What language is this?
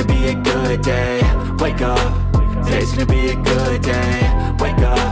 Indonesian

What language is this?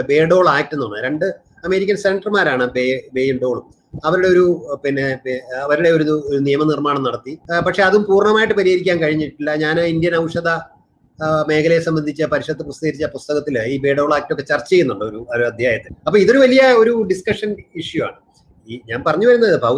Malayalam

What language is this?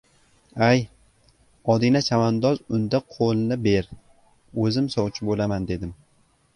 Uzbek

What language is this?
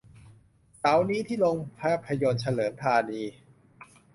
Thai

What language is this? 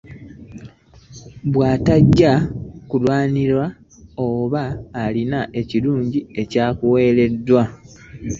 Ganda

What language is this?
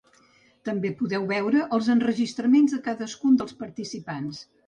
Catalan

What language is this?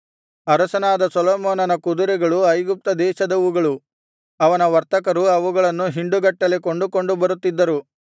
Kannada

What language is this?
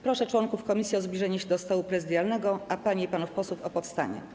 Polish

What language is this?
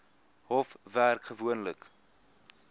Afrikaans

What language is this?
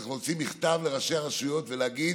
Hebrew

